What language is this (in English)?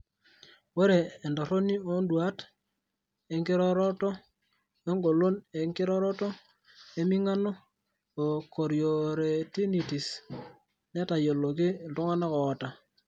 Masai